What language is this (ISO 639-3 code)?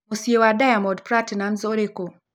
kik